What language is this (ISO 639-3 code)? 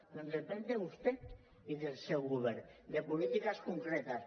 cat